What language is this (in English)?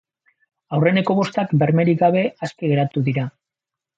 Basque